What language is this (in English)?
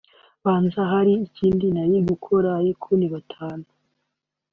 Kinyarwanda